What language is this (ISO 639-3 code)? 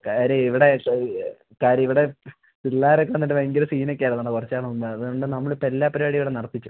mal